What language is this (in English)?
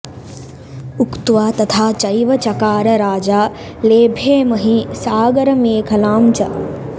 Sanskrit